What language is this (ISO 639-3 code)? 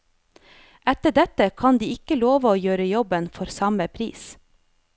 nor